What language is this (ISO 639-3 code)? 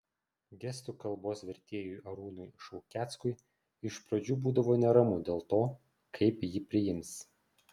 lit